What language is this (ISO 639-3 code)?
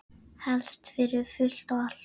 isl